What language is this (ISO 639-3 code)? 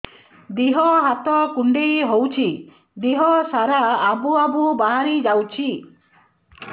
ori